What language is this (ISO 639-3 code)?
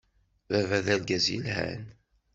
kab